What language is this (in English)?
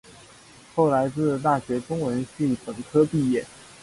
Chinese